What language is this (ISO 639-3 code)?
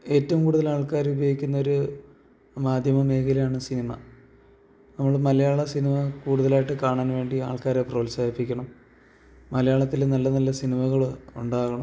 mal